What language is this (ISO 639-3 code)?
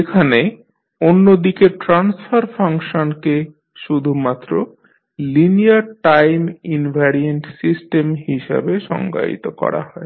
ben